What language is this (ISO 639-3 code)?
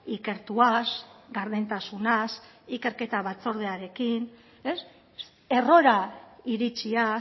eus